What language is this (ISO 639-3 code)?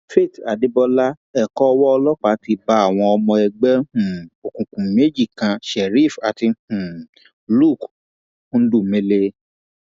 yor